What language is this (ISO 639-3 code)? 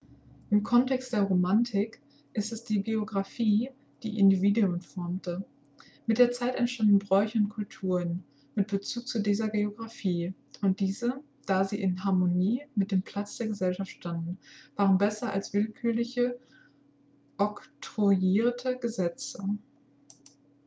deu